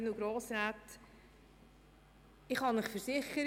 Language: Swiss German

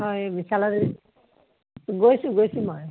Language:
Assamese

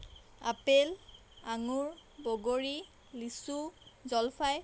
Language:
Assamese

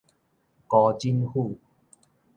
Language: Min Nan Chinese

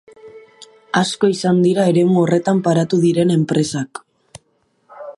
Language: Basque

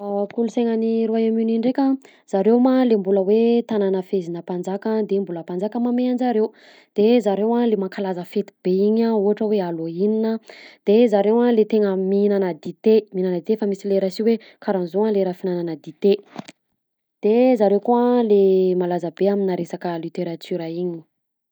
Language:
Southern Betsimisaraka Malagasy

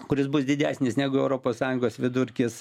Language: Lithuanian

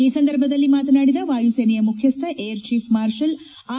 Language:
Kannada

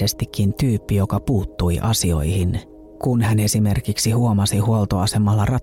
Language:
Finnish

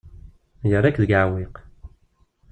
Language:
Kabyle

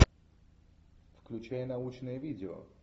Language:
Russian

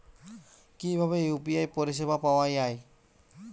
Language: Bangla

